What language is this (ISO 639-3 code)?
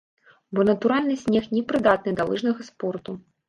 bel